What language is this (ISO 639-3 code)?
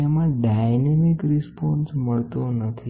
guj